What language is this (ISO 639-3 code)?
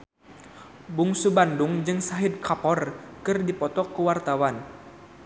sun